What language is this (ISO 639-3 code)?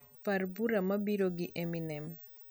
luo